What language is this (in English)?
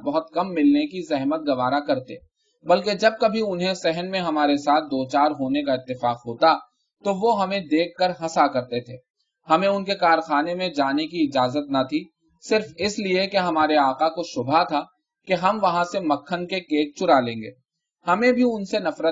Urdu